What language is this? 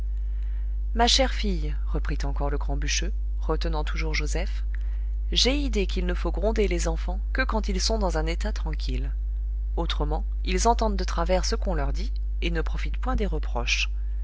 French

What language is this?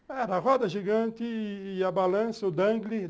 Portuguese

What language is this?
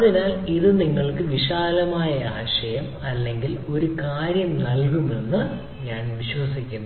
Malayalam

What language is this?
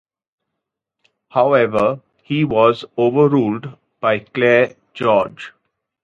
English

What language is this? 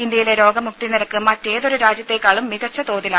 Malayalam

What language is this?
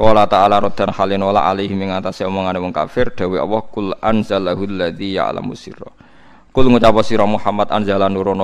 Indonesian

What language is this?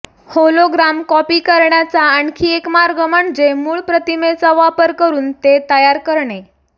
Marathi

